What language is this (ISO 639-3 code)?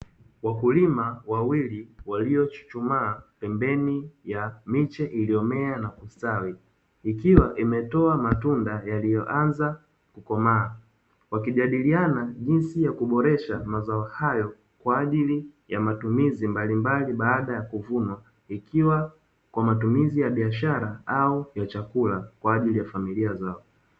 swa